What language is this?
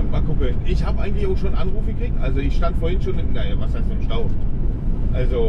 German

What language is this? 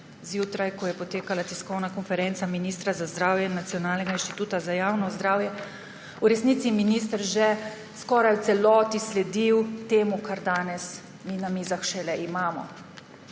Slovenian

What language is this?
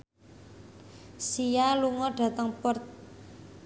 Javanese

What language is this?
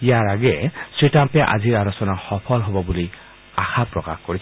Assamese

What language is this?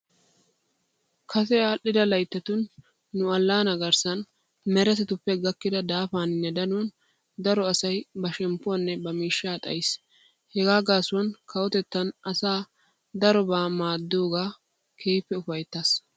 Wolaytta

